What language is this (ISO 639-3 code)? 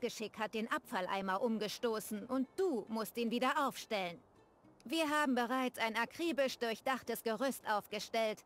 deu